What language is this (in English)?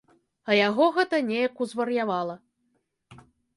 Belarusian